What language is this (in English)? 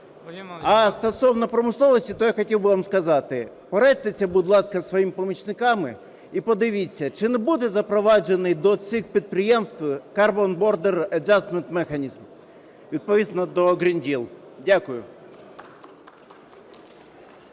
Ukrainian